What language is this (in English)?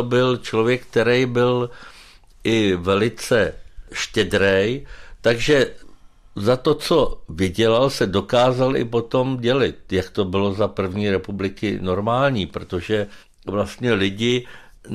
Czech